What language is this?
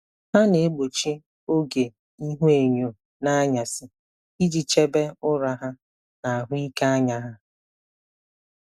Igbo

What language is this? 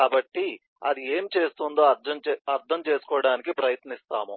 Telugu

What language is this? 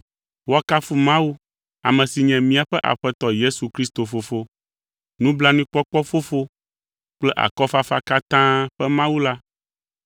Ewe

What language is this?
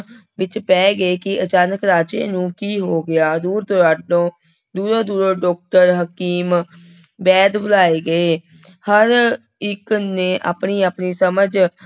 Punjabi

